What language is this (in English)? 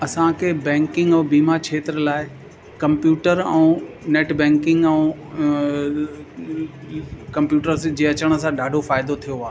Sindhi